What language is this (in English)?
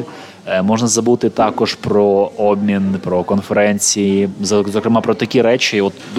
Ukrainian